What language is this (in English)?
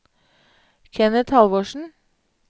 Norwegian